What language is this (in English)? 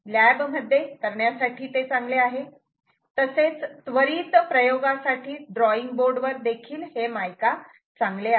Marathi